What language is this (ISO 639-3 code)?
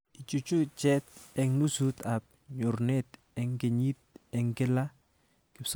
kln